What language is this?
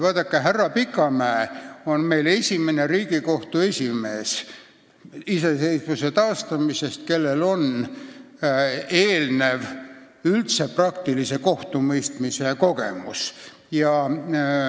Estonian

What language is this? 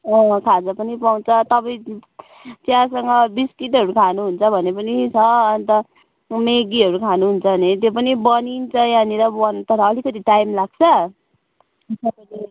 Nepali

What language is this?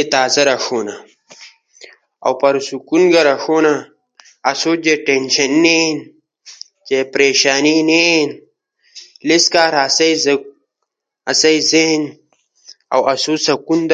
Ushojo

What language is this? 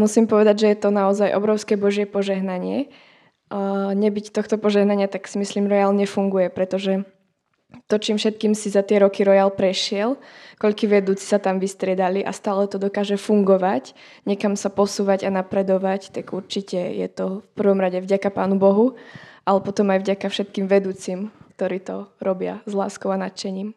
Slovak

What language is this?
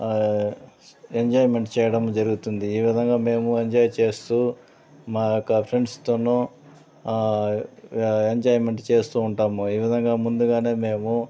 Telugu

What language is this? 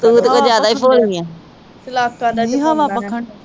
Punjabi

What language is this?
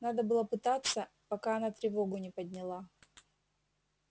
Russian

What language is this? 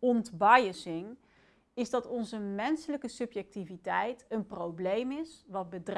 Dutch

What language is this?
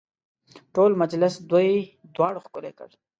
Pashto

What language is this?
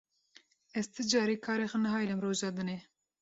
Kurdish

